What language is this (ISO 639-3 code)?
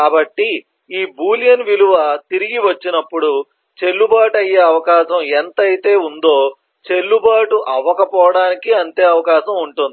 tel